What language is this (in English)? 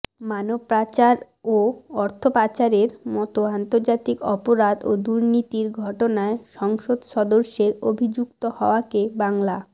Bangla